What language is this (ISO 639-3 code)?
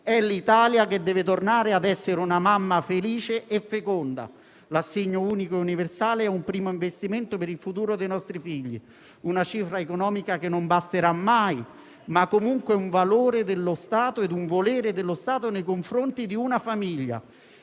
ita